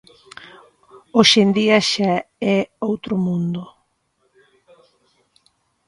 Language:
Galician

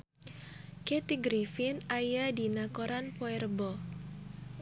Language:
Sundanese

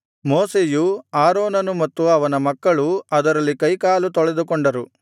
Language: Kannada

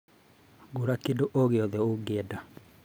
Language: Kikuyu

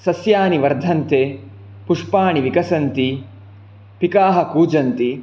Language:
Sanskrit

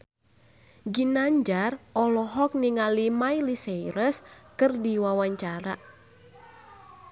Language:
Sundanese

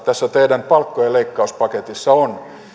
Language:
Finnish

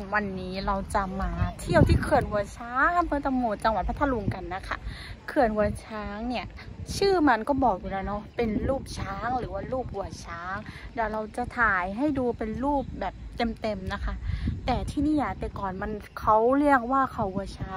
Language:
Thai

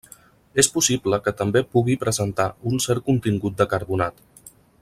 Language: Catalan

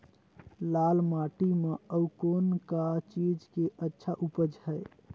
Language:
Chhattisgarhi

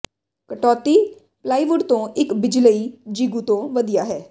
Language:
Punjabi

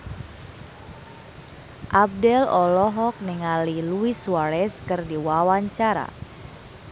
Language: Sundanese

